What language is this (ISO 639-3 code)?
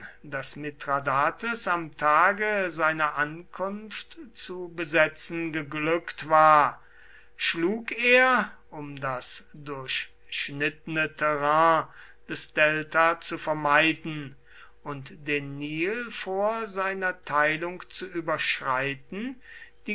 deu